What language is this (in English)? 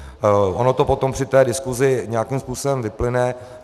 Czech